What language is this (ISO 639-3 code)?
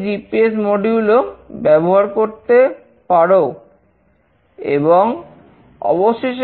ben